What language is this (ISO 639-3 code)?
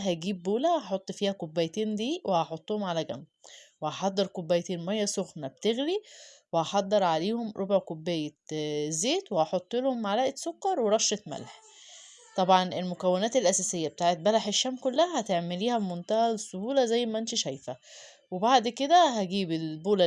ara